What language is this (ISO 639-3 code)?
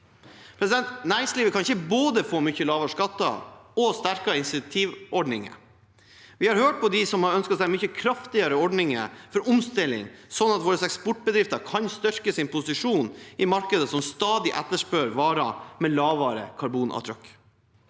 nor